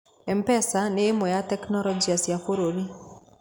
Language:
Kikuyu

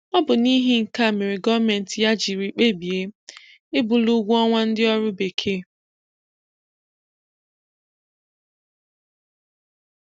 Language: Igbo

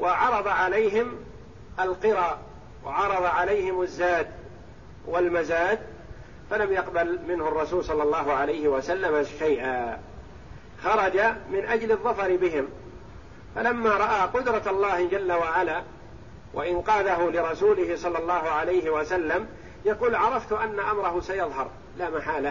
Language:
Arabic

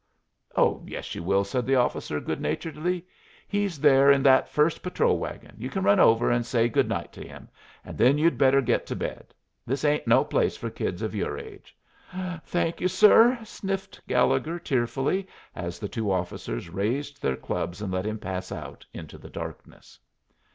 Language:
English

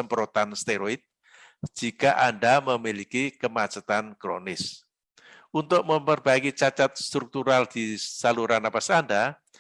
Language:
Indonesian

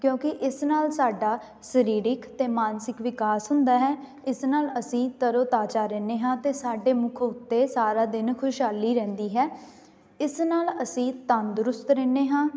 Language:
Punjabi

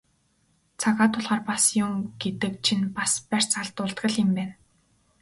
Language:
Mongolian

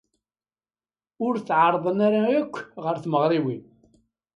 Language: Kabyle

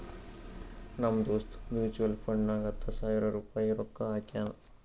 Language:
Kannada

